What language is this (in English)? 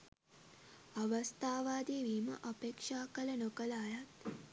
Sinhala